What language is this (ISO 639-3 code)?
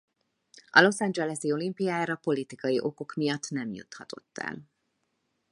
hun